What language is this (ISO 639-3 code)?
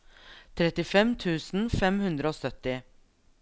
nor